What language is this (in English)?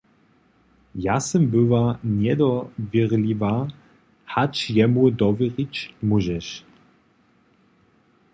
Upper Sorbian